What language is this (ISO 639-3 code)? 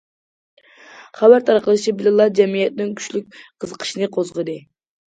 uig